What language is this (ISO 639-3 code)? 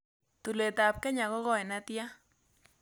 kln